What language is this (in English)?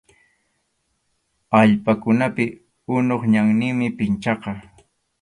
Arequipa-La Unión Quechua